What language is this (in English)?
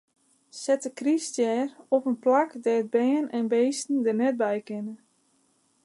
Western Frisian